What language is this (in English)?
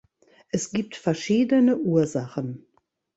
German